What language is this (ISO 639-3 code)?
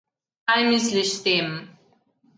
slv